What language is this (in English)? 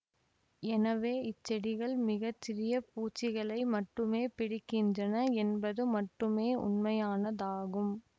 Tamil